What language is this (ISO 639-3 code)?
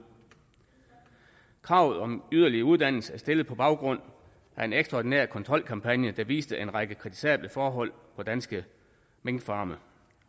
dan